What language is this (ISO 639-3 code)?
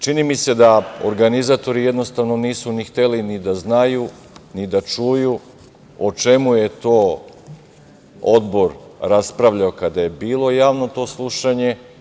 srp